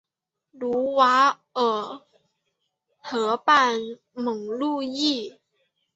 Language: Chinese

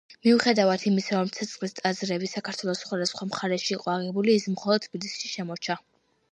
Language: Georgian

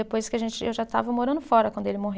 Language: Portuguese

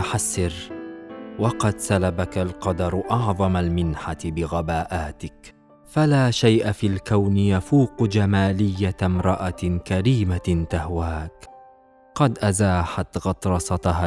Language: Arabic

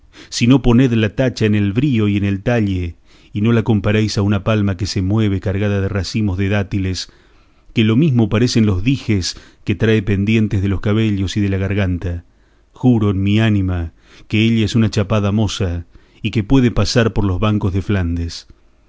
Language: Spanish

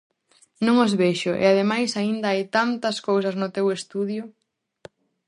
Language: Galician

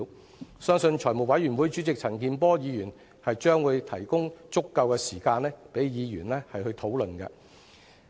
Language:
Cantonese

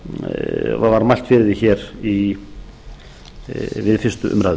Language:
Icelandic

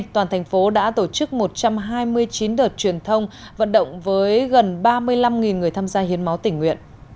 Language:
Vietnamese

